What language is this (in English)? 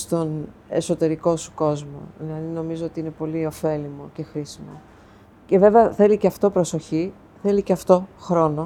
Greek